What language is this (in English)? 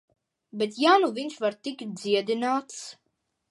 Latvian